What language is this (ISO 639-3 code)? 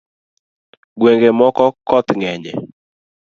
luo